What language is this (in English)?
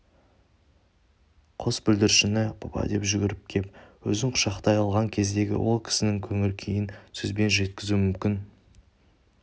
Kazakh